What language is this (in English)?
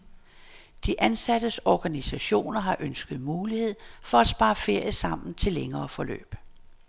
Danish